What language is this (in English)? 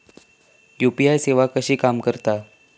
Marathi